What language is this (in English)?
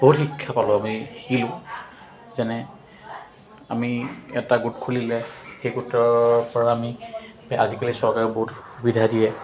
Assamese